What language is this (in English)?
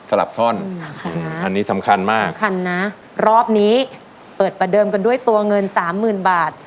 Thai